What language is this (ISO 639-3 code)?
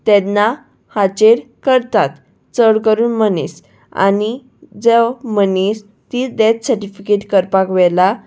kok